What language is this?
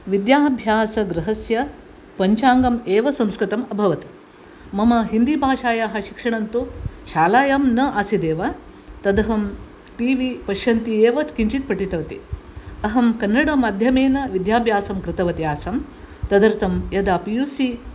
Sanskrit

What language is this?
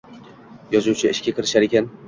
Uzbek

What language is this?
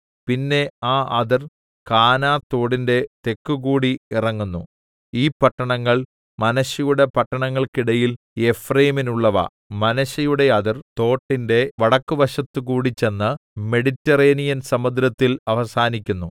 Malayalam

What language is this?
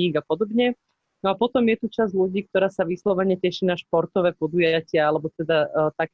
Slovak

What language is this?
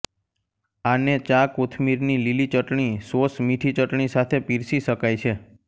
Gujarati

